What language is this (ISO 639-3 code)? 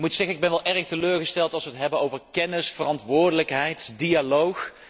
nld